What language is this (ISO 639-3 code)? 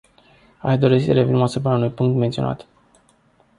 ron